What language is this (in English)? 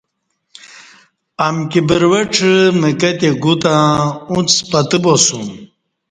Kati